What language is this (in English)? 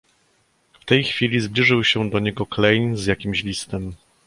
Polish